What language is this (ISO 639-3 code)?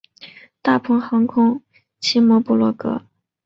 zho